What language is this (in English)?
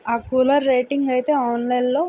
Telugu